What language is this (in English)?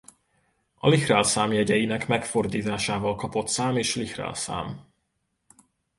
Hungarian